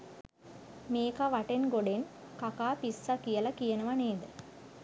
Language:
Sinhala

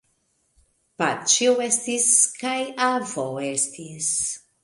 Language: Esperanto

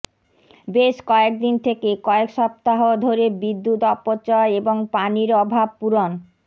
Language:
Bangla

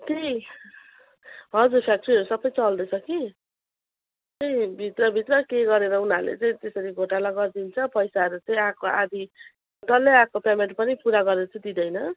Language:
Nepali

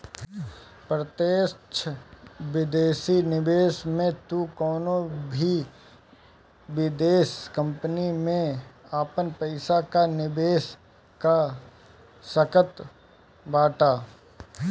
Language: Bhojpuri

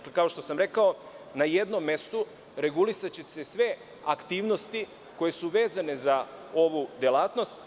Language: Serbian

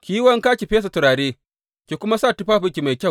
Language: Hausa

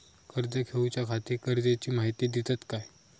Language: Marathi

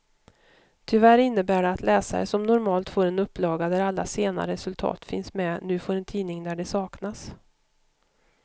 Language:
Swedish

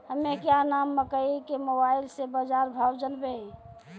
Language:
Maithili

